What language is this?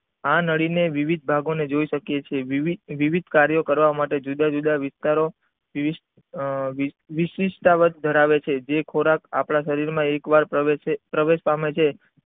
Gujarati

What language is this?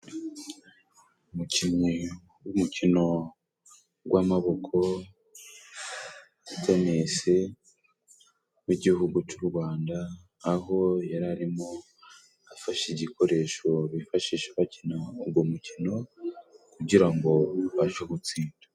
Kinyarwanda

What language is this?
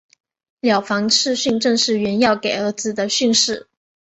Chinese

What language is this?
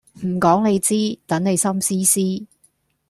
Cantonese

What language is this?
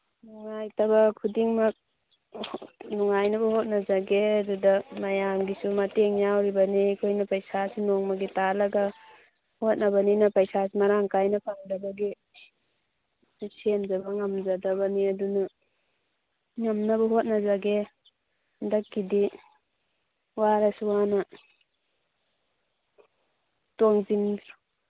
Manipuri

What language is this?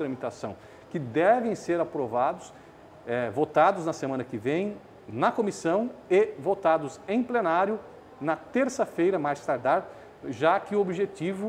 Portuguese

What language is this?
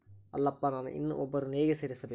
Kannada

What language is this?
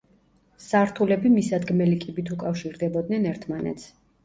Georgian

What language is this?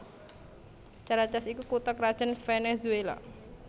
Javanese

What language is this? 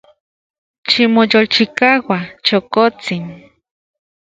Central Puebla Nahuatl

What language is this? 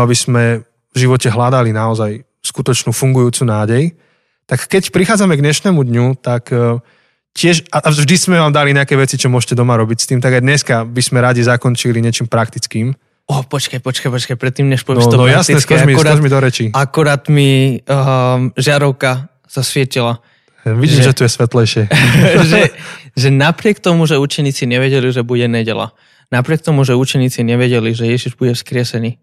Slovak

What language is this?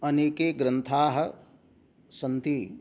Sanskrit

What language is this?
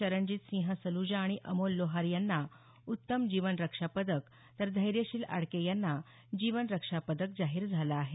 Marathi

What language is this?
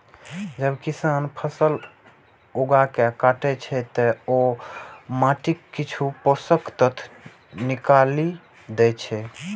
Maithili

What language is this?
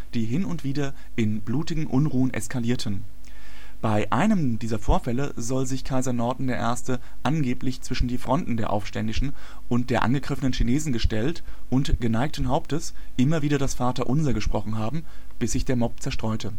German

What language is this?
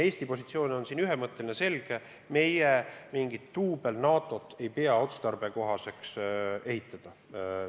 Estonian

